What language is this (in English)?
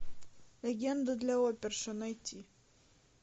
Russian